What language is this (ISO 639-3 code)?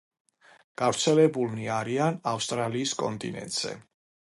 kat